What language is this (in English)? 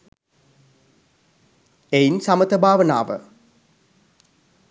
Sinhala